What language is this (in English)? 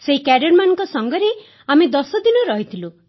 Odia